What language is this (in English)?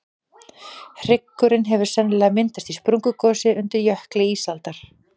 Icelandic